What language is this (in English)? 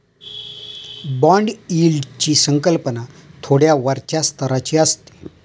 Marathi